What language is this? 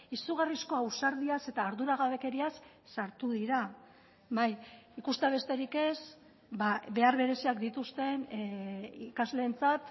Basque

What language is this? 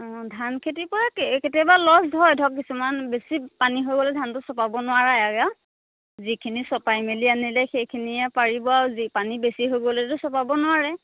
Assamese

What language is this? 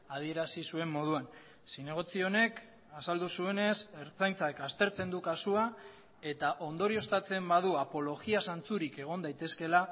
Basque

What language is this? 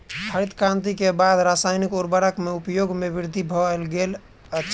Maithili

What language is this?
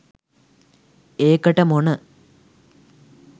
Sinhala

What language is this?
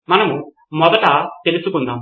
Telugu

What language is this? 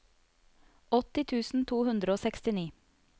Norwegian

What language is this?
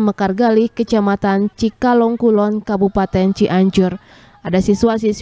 Indonesian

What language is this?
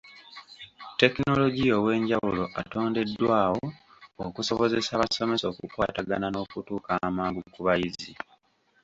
Ganda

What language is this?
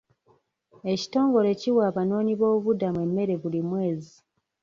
Ganda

